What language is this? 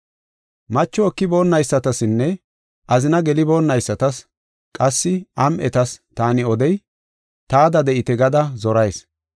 Gofa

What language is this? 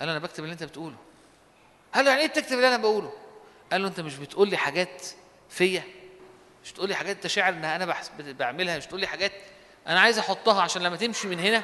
Arabic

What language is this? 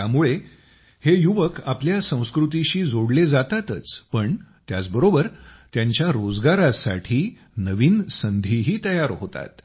Marathi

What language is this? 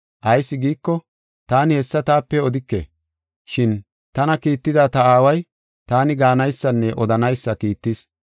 Gofa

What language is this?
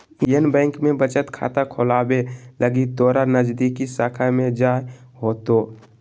Magahi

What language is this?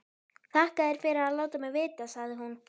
Icelandic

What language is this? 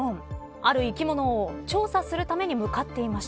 Japanese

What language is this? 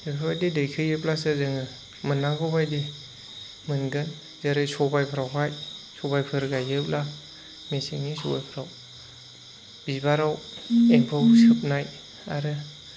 Bodo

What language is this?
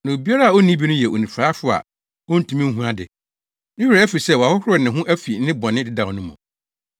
Akan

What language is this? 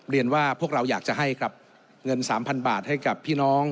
Thai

